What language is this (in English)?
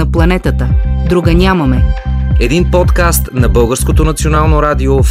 Bulgarian